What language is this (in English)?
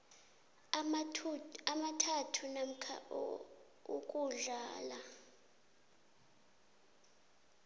South Ndebele